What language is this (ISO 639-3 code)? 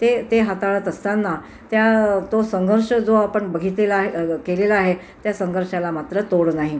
mar